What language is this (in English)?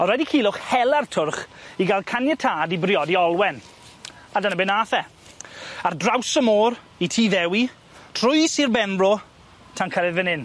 Welsh